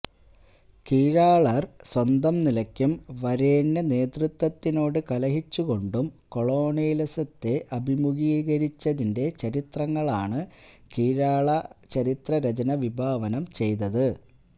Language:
Malayalam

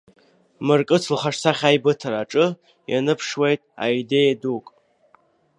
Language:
Abkhazian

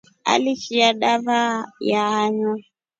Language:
Rombo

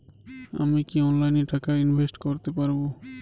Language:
Bangla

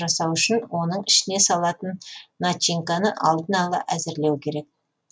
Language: Kazakh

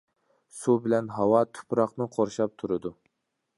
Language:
Uyghur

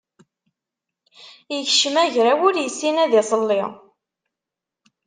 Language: Kabyle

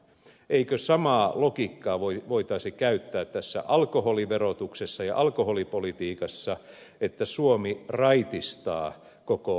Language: Finnish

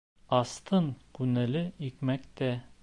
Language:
Bashkir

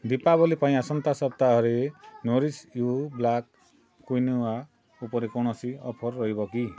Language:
Odia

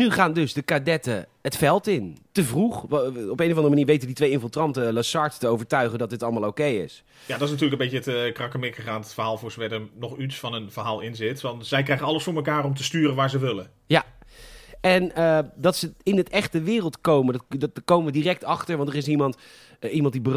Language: Dutch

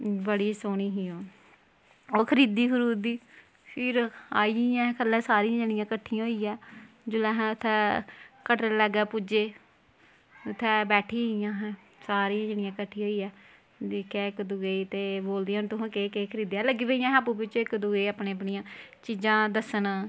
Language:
Dogri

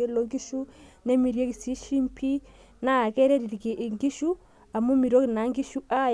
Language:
Masai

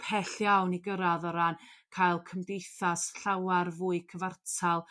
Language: Welsh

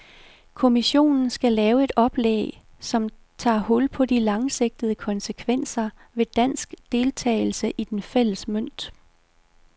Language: Danish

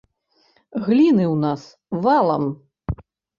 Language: Belarusian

